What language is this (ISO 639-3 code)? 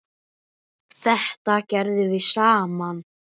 isl